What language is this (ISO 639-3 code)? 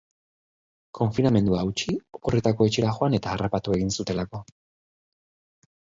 eus